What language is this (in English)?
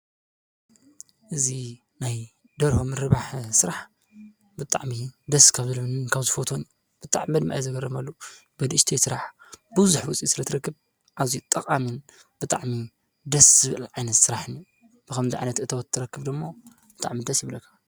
Tigrinya